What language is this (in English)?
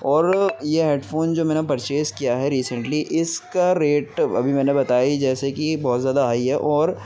Urdu